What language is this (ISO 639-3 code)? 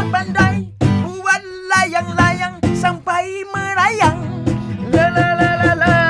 msa